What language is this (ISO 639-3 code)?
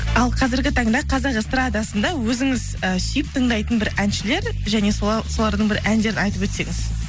kaz